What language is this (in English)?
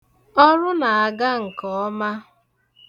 Igbo